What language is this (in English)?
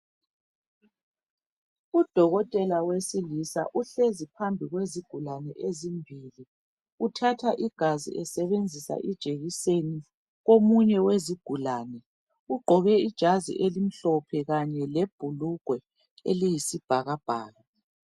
North Ndebele